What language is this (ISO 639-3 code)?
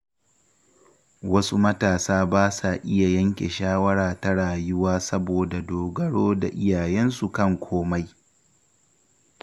hau